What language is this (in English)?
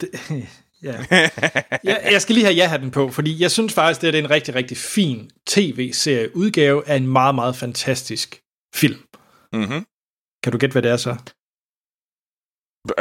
Danish